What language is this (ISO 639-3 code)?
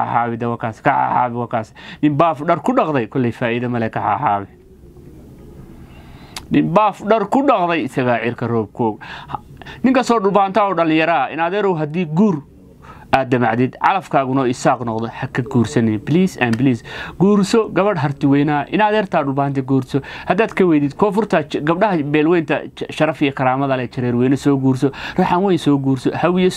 ara